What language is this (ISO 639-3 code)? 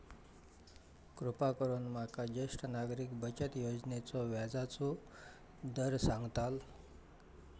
mar